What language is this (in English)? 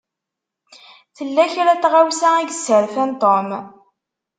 Kabyle